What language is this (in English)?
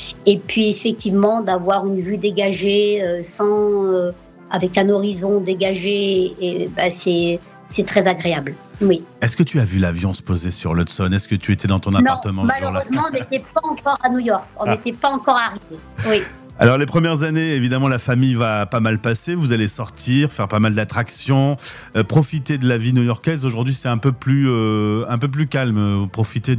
French